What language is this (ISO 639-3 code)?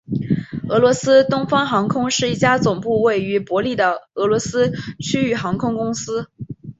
zho